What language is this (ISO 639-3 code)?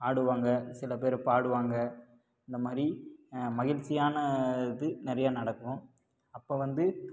tam